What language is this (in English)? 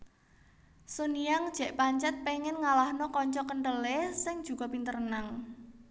Javanese